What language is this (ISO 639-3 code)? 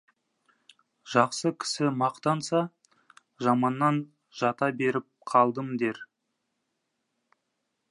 kaz